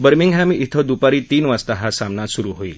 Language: Marathi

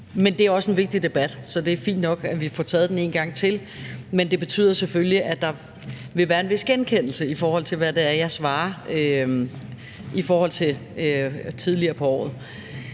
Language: Danish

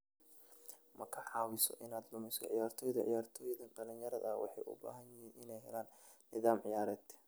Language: Somali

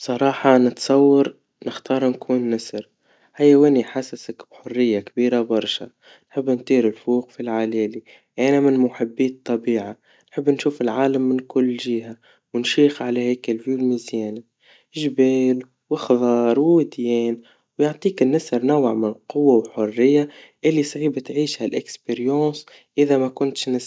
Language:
Tunisian Arabic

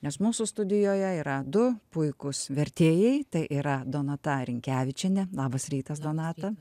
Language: Lithuanian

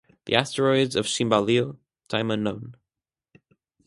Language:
English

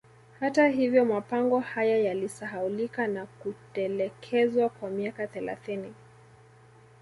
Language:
Swahili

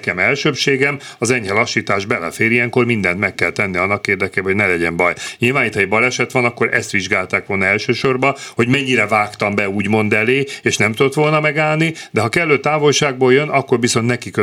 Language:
Hungarian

